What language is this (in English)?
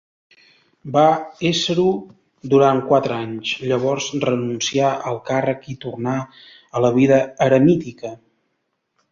Catalan